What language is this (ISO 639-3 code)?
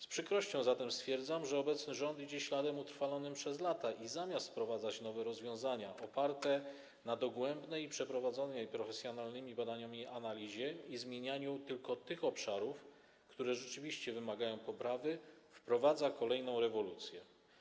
pol